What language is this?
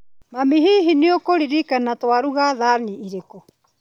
Kikuyu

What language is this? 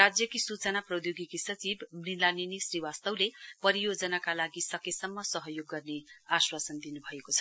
Nepali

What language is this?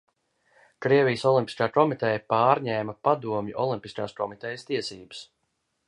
Latvian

